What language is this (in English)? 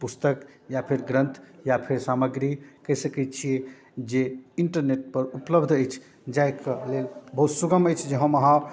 Maithili